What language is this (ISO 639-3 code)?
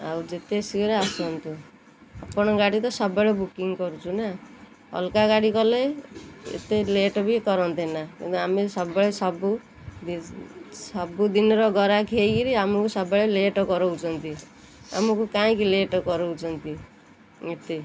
ori